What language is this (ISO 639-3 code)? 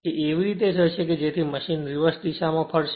guj